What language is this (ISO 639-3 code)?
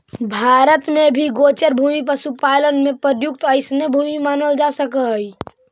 mag